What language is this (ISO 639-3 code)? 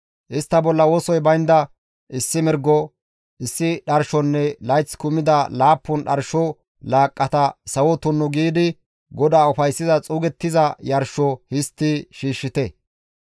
gmv